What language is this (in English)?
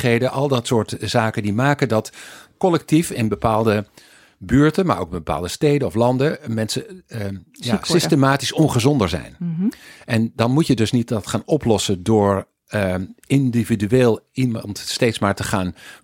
Dutch